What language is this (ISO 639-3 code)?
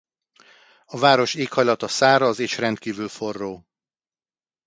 hun